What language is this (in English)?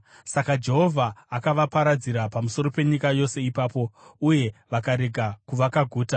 Shona